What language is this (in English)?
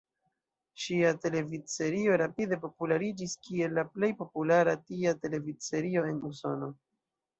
Esperanto